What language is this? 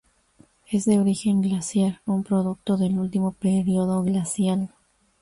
Spanish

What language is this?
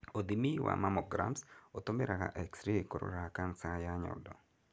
Kikuyu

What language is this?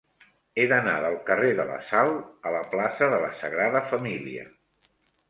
Catalan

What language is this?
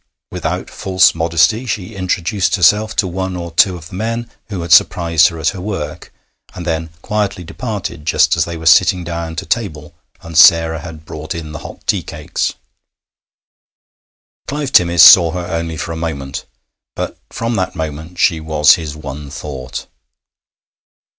English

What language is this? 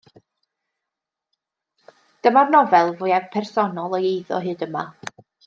Welsh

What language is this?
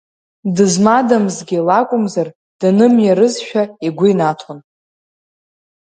Abkhazian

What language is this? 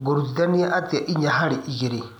Kikuyu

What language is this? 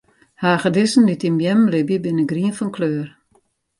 Western Frisian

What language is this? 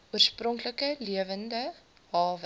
Afrikaans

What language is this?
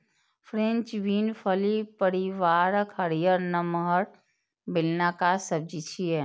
Maithili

